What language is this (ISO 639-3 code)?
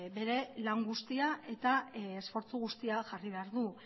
eus